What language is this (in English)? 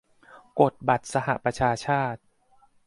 Thai